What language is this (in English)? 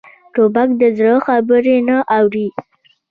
Pashto